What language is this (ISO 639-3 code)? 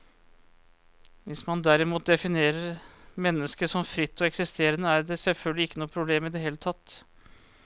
nor